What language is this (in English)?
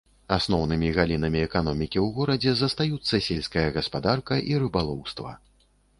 Belarusian